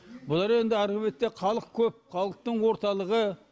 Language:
Kazakh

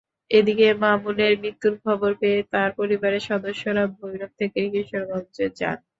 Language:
Bangla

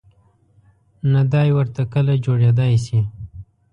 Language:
Pashto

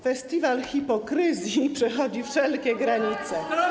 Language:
Polish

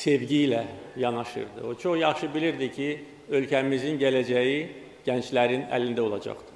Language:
Turkish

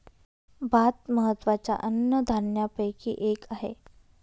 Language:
Marathi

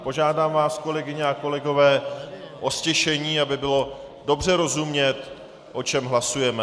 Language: Czech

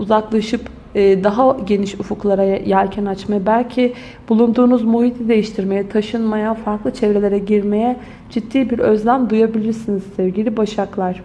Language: Turkish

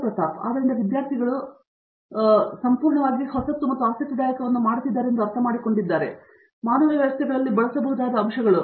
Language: Kannada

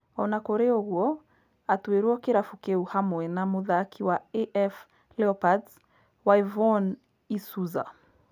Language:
Kikuyu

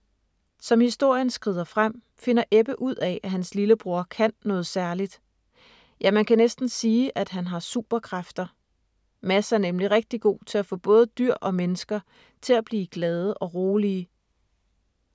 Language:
Danish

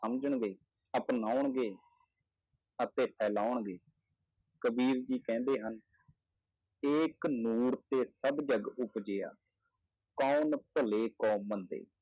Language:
Punjabi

